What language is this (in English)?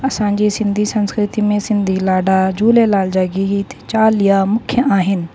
Sindhi